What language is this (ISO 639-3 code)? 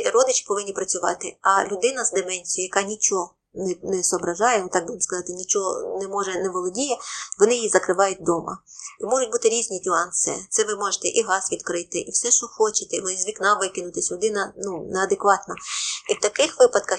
ukr